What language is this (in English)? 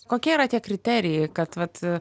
Lithuanian